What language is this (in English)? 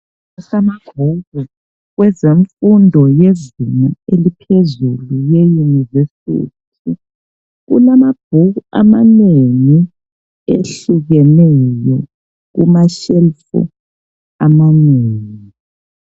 North Ndebele